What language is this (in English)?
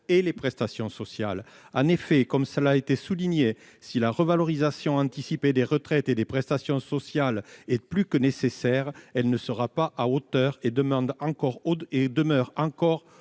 French